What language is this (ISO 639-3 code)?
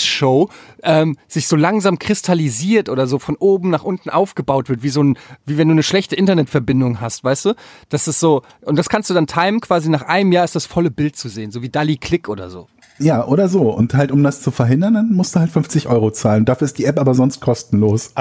deu